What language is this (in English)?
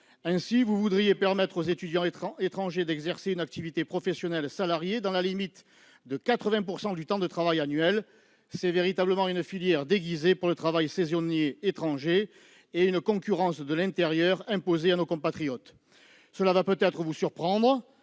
French